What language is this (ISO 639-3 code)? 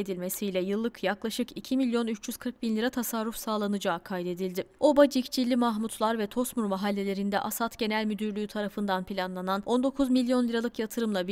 tur